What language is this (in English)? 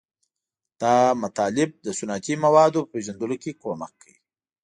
Pashto